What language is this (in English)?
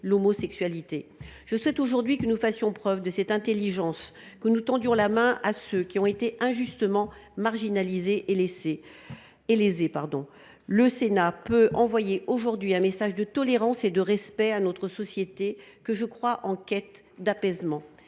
French